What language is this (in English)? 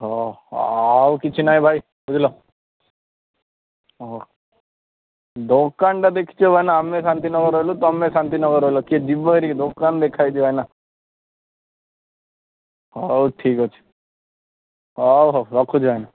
Odia